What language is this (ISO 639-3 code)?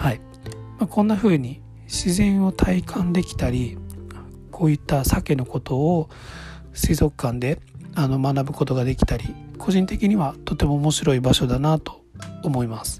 jpn